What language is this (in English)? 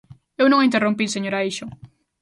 Galician